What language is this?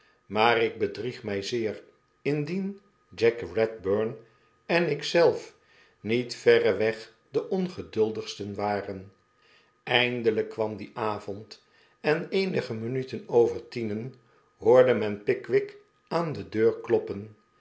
Dutch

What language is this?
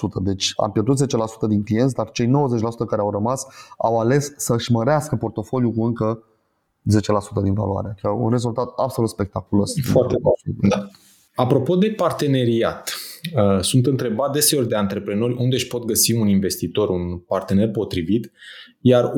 Romanian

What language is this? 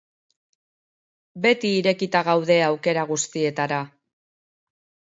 Basque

